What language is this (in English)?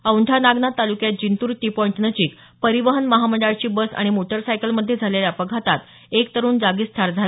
Marathi